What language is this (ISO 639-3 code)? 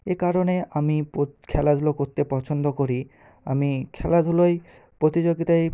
ben